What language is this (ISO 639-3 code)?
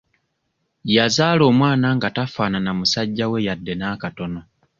lug